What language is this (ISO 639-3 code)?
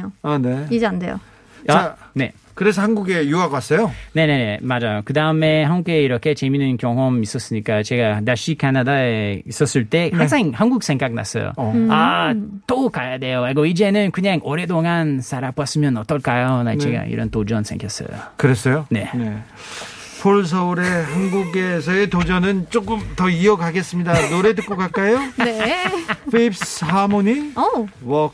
kor